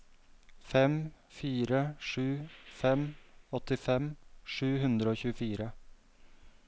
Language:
Norwegian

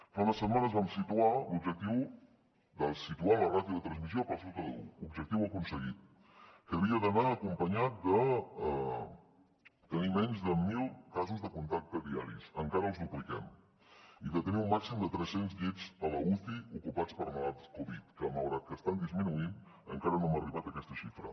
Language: Catalan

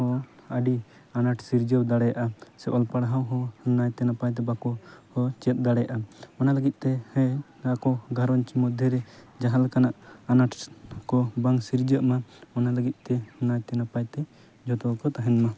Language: Santali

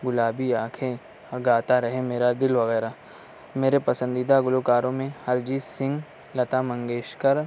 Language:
Urdu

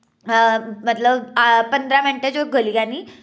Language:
Dogri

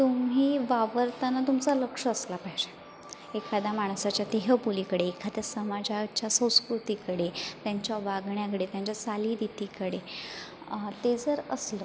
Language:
Marathi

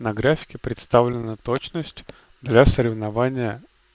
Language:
Russian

